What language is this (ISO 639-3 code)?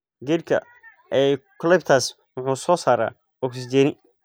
som